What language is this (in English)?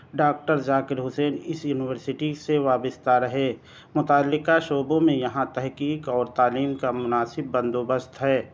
Urdu